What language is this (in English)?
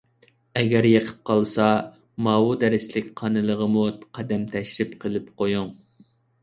Uyghur